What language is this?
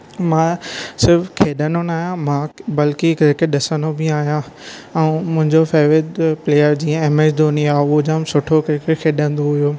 Sindhi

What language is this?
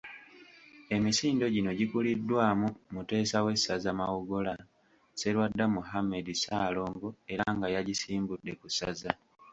Ganda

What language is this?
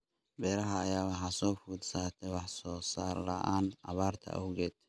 Somali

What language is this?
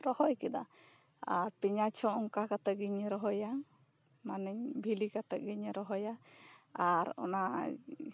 Santali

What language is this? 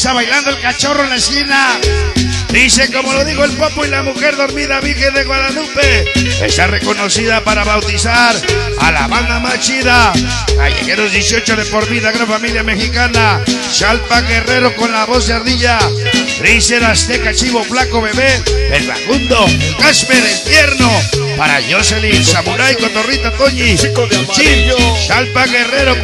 Spanish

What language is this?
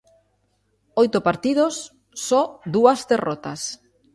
Galician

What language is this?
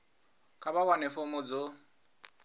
Venda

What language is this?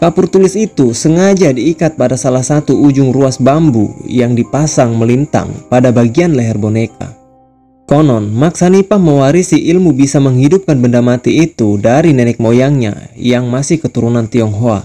Indonesian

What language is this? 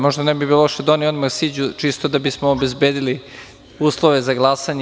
Serbian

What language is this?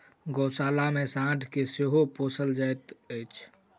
Maithili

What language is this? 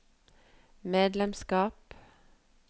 Norwegian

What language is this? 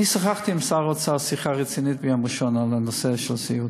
Hebrew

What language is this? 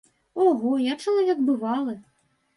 Belarusian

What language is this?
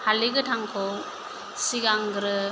Bodo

